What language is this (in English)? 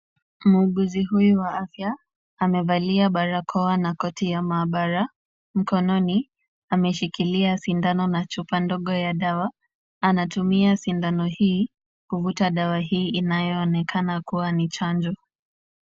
Swahili